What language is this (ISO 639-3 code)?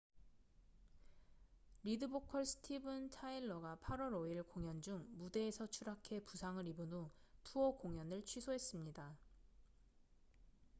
kor